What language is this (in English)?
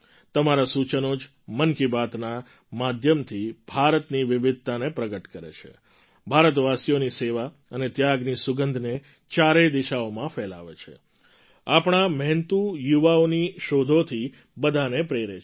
Gujarati